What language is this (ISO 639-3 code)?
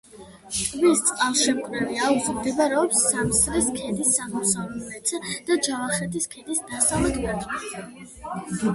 kat